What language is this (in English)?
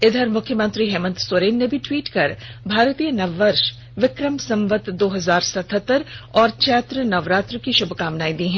Hindi